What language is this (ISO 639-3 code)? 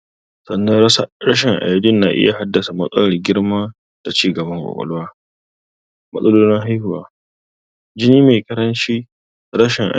hau